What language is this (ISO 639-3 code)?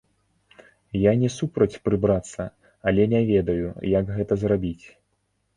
bel